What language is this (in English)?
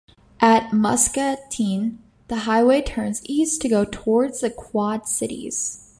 English